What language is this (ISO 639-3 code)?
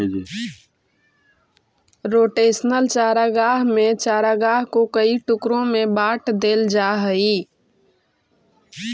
mag